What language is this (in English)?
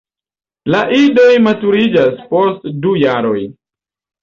Esperanto